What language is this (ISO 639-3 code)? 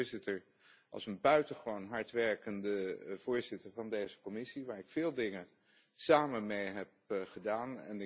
nld